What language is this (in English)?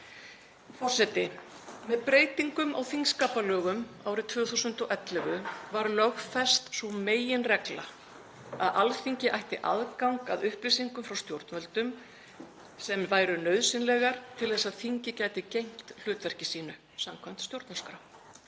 Icelandic